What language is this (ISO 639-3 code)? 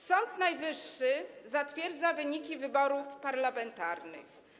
pol